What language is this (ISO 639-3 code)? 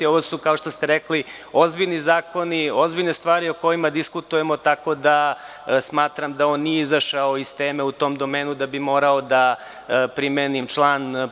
srp